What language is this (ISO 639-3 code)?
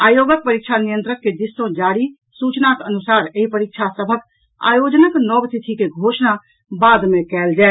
mai